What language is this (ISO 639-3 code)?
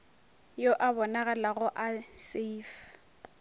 nso